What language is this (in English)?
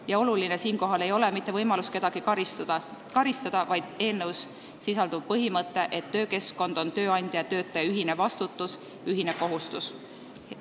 Estonian